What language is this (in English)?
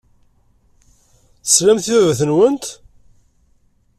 Kabyle